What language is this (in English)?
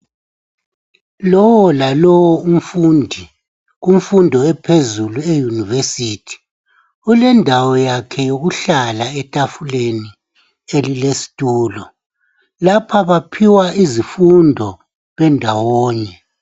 North Ndebele